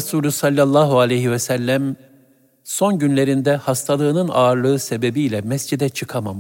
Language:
Turkish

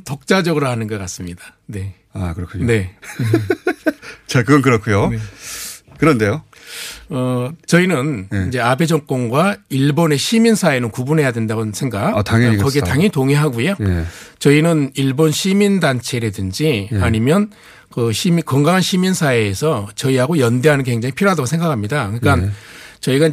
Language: Korean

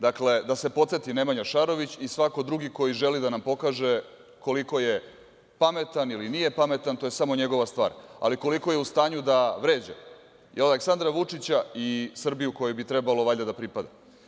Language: Serbian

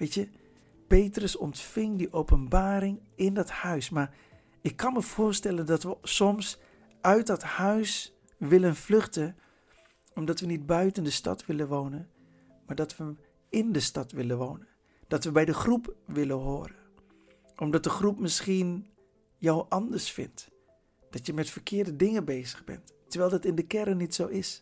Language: Dutch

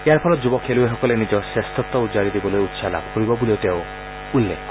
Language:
Assamese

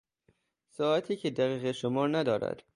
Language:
Persian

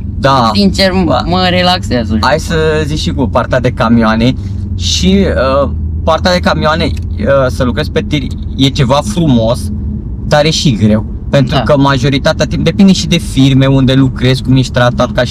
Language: Romanian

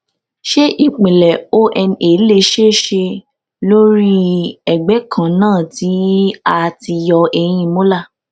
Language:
Yoruba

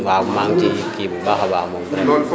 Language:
Wolof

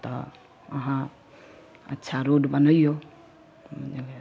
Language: Maithili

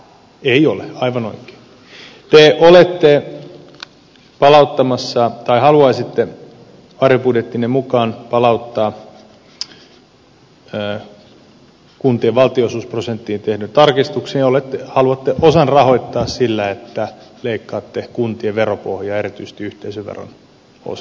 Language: Finnish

